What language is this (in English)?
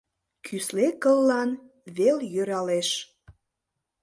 Mari